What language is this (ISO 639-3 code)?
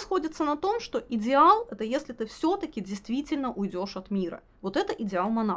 rus